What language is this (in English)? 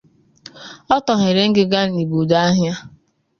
Igbo